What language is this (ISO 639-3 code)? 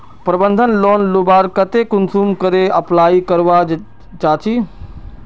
mag